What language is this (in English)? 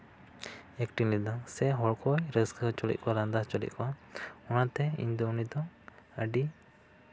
Santali